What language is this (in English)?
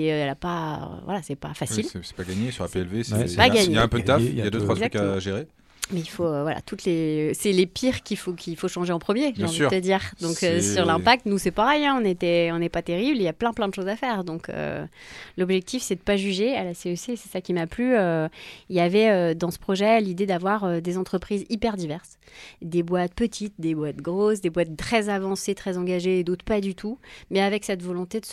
French